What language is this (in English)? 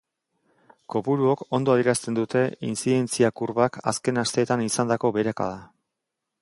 Basque